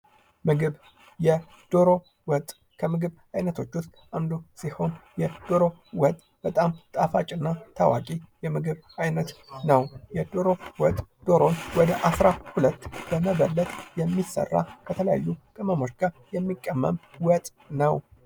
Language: Amharic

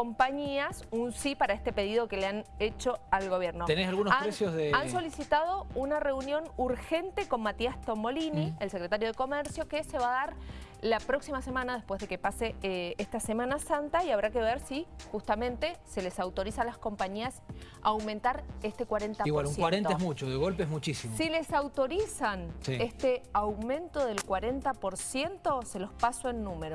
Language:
Spanish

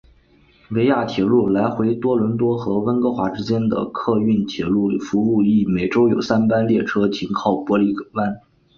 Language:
Chinese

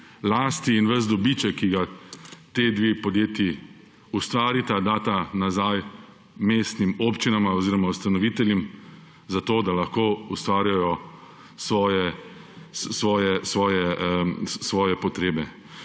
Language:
Slovenian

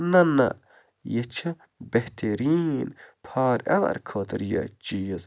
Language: Kashmiri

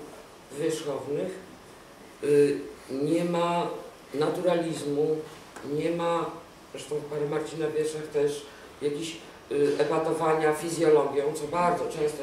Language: Polish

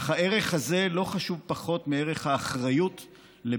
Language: Hebrew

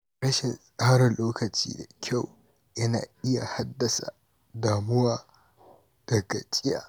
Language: Hausa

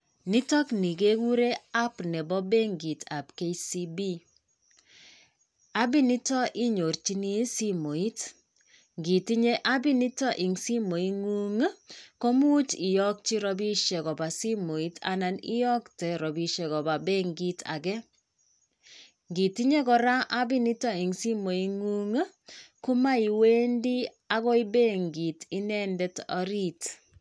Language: Kalenjin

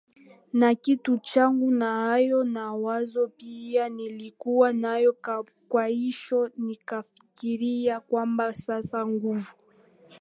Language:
Swahili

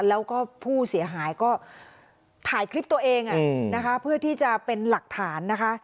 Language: Thai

